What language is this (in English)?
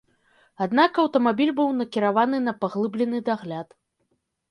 Belarusian